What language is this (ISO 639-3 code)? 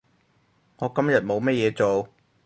yue